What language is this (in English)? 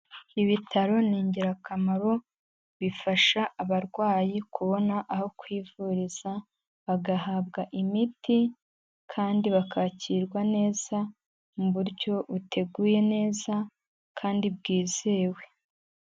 Kinyarwanda